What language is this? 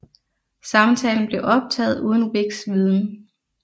Danish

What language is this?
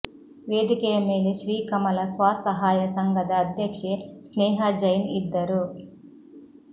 Kannada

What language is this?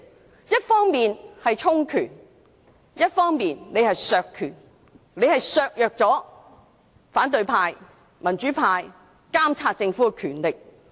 Cantonese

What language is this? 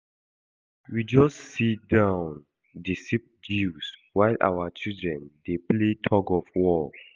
Nigerian Pidgin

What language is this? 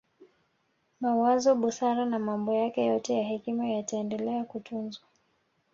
Swahili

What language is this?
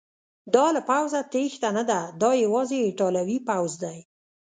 Pashto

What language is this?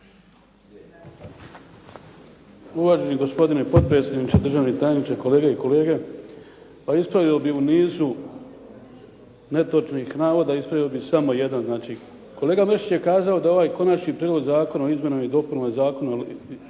Croatian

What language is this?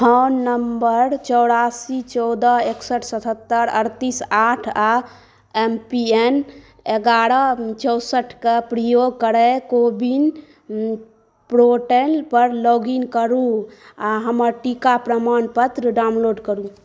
Maithili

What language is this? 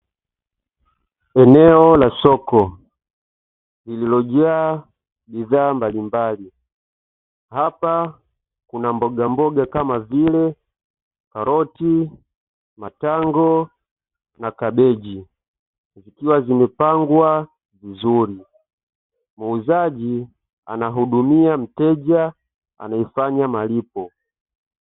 Swahili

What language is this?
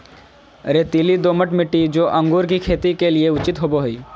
Magahi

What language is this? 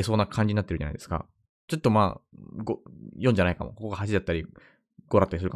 Japanese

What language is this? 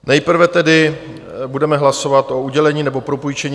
Czech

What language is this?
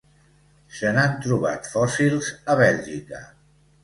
Catalan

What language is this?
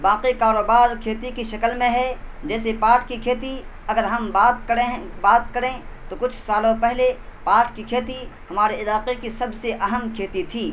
Urdu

